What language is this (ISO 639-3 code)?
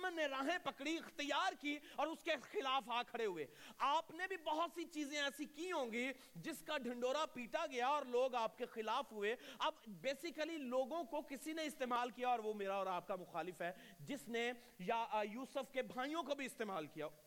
urd